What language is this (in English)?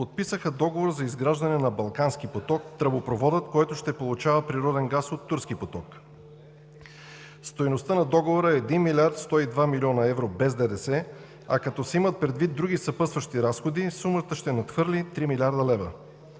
Bulgarian